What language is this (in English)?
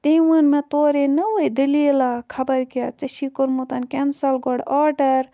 Kashmiri